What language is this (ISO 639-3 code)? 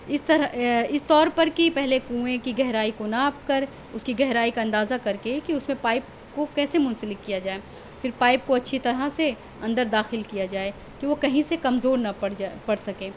urd